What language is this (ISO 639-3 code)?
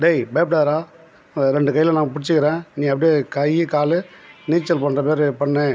tam